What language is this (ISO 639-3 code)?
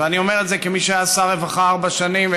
heb